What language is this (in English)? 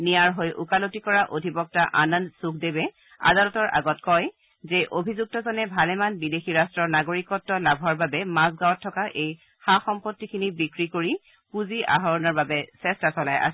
Assamese